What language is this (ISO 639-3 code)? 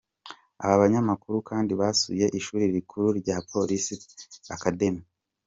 kin